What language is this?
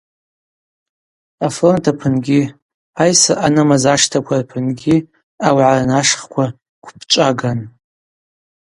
Abaza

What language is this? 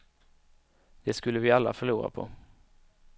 Swedish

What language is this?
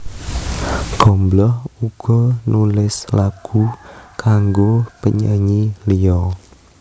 Javanese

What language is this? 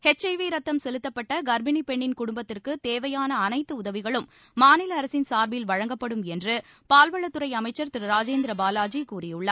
Tamil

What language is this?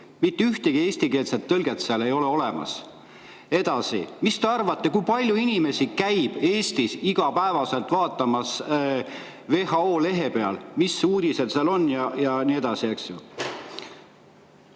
Estonian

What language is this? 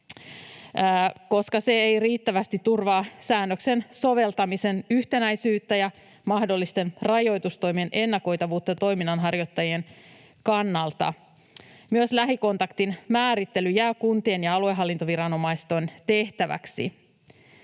Finnish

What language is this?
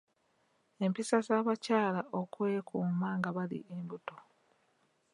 Ganda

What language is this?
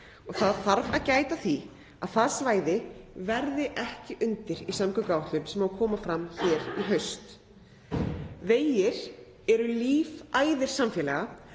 Icelandic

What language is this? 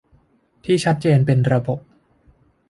Thai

